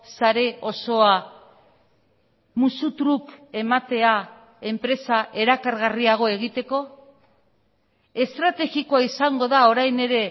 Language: Basque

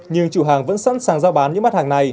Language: Vietnamese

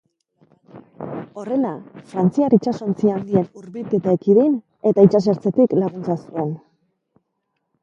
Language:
Basque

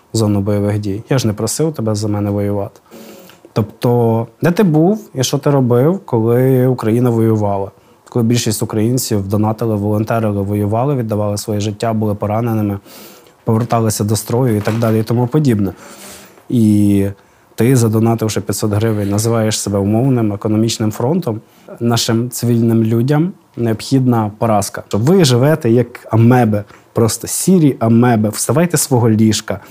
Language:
Ukrainian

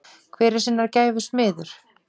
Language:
Icelandic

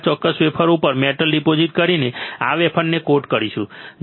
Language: Gujarati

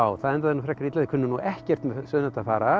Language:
Icelandic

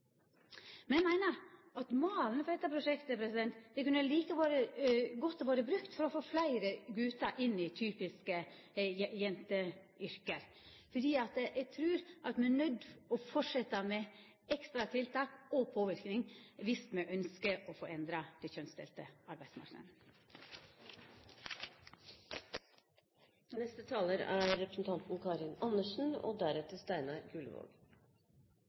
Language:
Norwegian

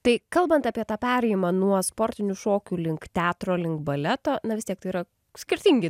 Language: Lithuanian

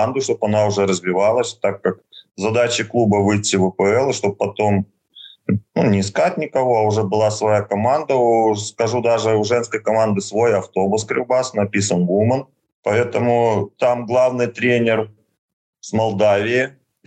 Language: Russian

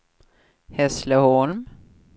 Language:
Swedish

